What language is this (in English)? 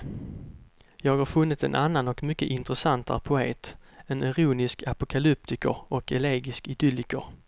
Swedish